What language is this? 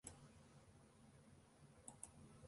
Western Frisian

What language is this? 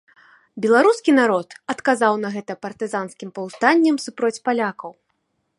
Belarusian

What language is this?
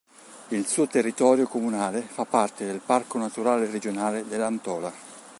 Italian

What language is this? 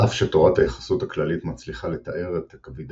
Hebrew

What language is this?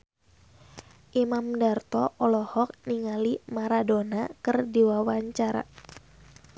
Sundanese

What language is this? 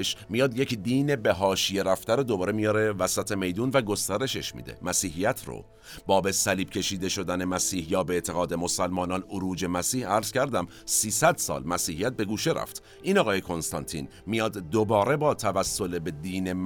Persian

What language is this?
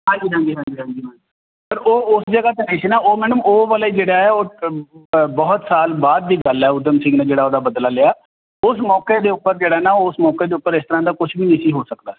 Punjabi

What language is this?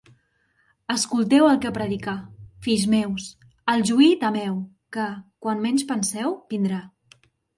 Catalan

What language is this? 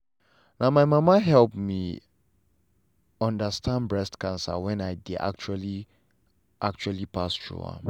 Nigerian Pidgin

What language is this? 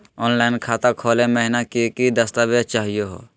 Magahi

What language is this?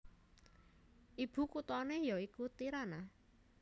Javanese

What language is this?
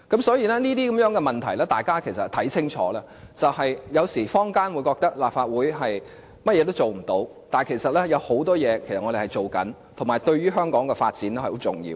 Cantonese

